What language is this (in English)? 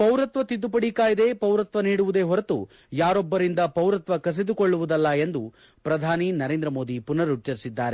Kannada